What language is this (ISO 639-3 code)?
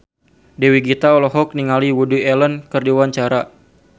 sun